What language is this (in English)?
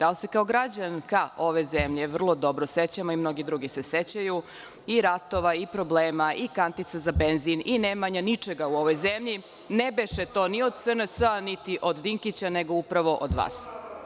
Serbian